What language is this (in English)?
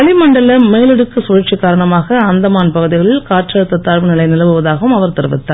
Tamil